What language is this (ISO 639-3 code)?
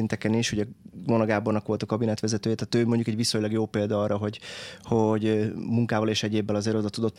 hun